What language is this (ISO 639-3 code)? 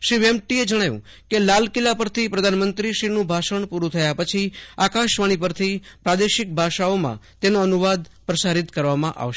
guj